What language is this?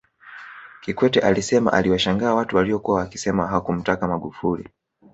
Swahili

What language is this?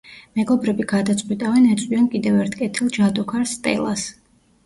Georgian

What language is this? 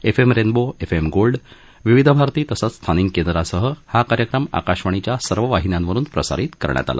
Marathi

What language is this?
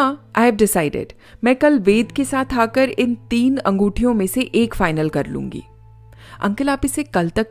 Hindi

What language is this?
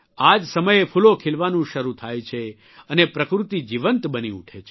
Gujarati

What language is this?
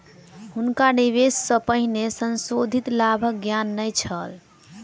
Maithili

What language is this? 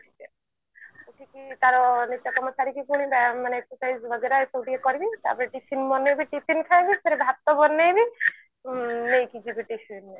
Odia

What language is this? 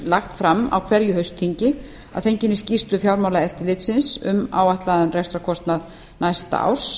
Icelandic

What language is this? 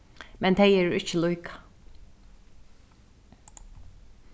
Faroese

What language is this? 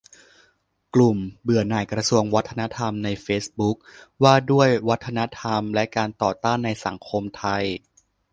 Thai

